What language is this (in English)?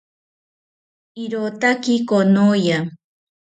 South Ucayali Ashéninka